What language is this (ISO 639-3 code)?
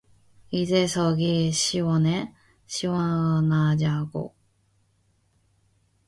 kor